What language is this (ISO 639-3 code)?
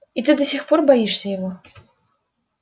rus